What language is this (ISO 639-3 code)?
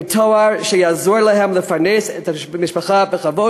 heb